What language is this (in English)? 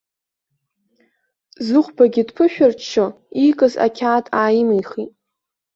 Abkhazian